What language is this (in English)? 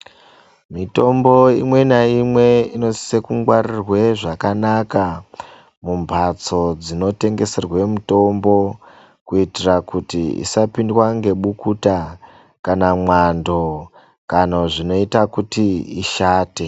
Ndau